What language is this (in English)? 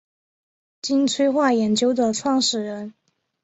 Chinese